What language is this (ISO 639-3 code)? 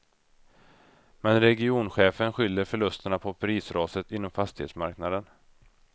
swe